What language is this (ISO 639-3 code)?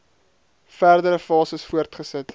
afr